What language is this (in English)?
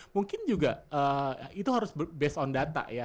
Indonesian